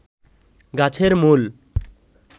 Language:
Bangla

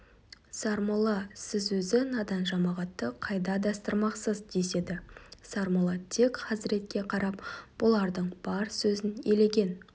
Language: Kazakh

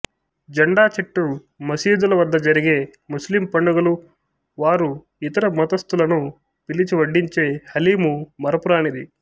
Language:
Telugu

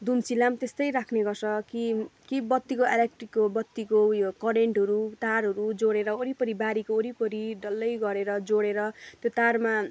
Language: Nepali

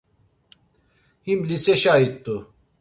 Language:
Laz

